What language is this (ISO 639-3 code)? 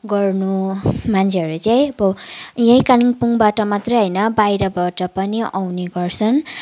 nep